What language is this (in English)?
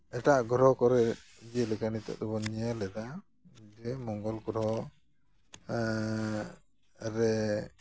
Santali